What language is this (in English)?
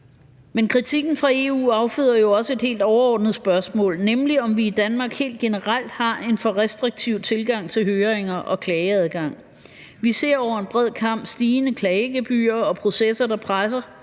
Danish